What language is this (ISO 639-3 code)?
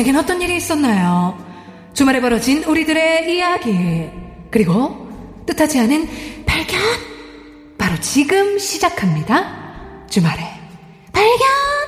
kor